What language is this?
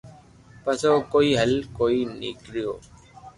Loarki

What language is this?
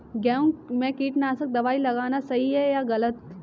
Hindi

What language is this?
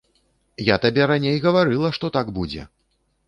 Belarusian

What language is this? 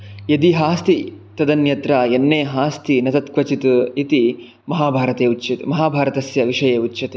Sanskrit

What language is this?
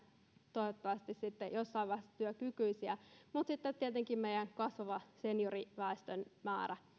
Finnish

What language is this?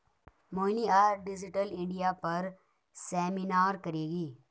Hindi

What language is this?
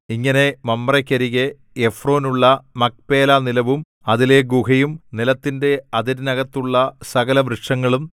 Malayalam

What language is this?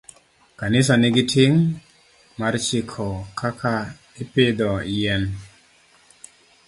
Luo (Kenya and Tanzania)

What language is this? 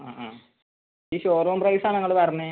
Malayalam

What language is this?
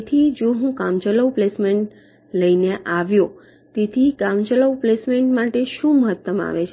Gujarati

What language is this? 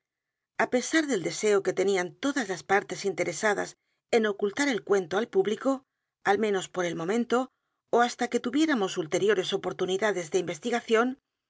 Spanish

